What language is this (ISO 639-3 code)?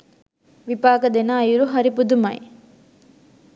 sin